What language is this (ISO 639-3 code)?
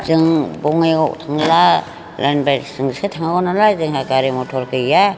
brx